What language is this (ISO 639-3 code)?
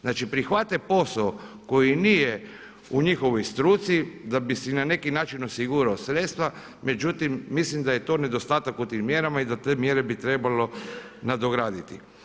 hrv